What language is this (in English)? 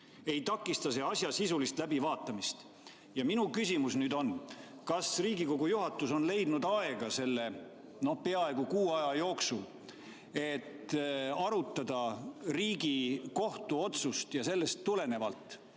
Estonian